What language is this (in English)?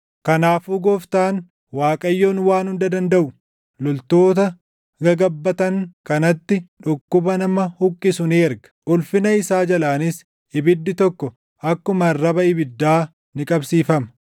Oromo